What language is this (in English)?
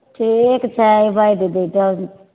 Maithili